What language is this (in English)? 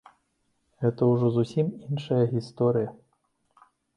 Belarusian